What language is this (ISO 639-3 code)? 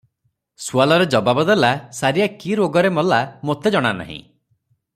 ori